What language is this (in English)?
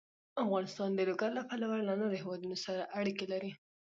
Pashto